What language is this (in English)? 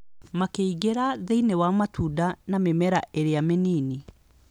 Kikuyu